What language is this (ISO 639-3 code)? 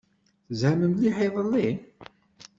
kab